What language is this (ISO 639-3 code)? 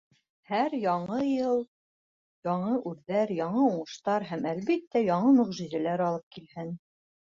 bak